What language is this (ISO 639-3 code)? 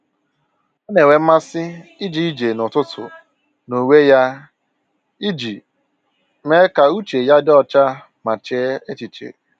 ibo